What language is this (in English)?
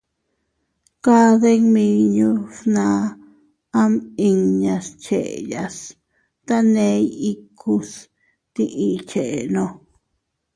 Teutila Cuicatec